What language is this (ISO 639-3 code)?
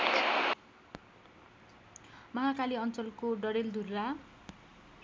nep